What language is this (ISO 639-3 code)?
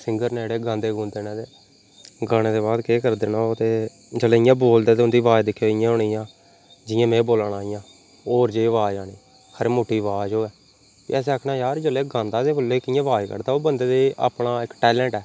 doi